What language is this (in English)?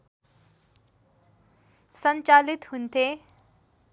Nepali